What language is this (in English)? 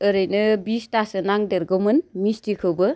Bodo